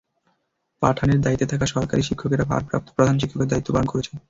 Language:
Bangla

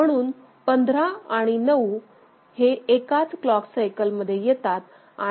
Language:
Marathi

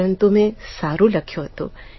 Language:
Gujarati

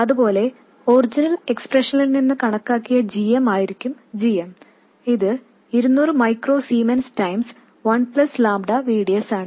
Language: Malayalam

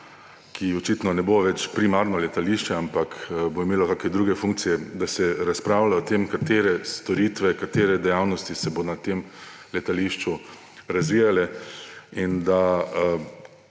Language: Slovenian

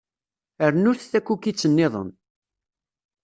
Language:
Kabyle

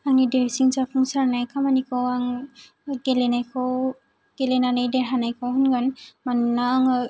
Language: Bodo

